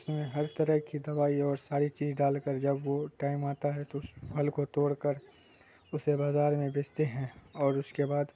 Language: Urdu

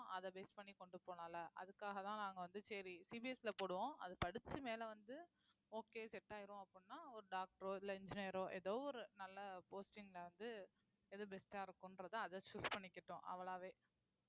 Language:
Tamil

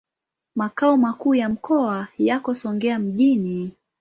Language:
Swahili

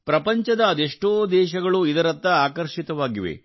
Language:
Kannada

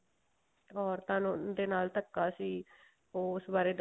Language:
Punjabi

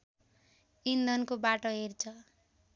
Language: Nepali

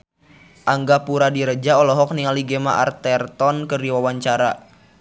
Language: Sundanese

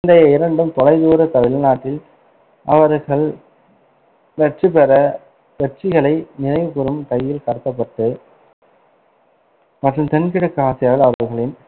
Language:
Tamil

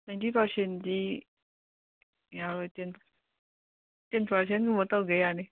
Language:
Manipuri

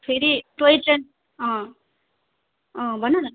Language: Nepali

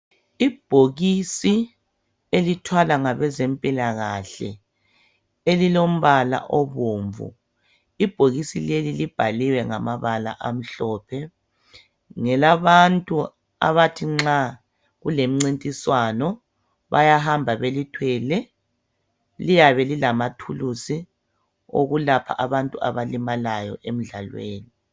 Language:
North Ndebele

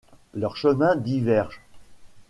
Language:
French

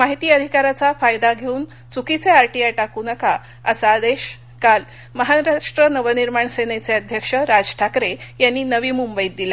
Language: Marathi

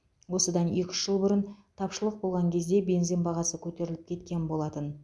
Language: Kazakh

